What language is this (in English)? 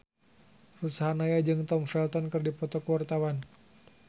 Sundanese